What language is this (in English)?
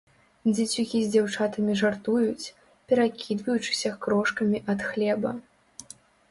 Belarusian